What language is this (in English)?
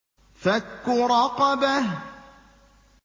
Arabic